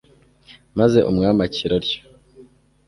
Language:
Kinyarwanda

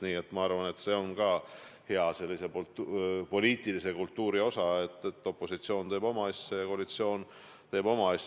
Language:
Estonian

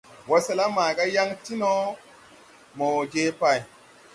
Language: Tupuri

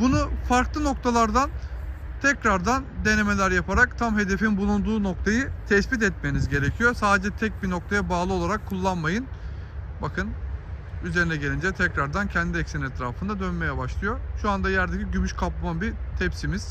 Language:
Turkish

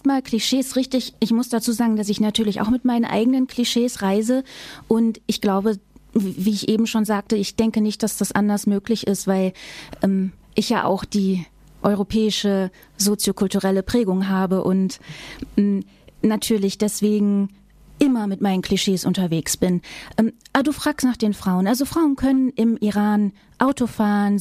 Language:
German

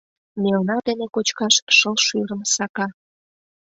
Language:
Mari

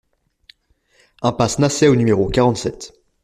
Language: French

